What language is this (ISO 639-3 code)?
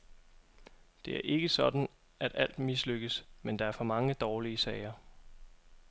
dan